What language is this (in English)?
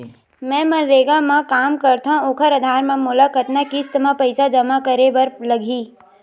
Chhattisgarhi